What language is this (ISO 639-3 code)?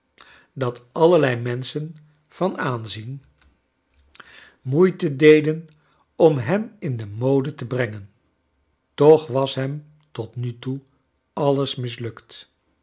nld